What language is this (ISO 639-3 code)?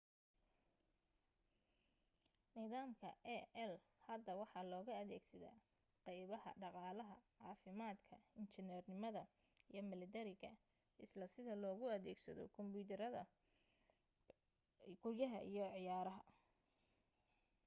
som